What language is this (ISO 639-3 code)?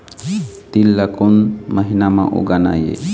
hne